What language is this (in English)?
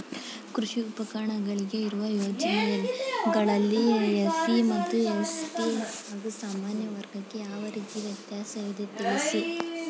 Kannada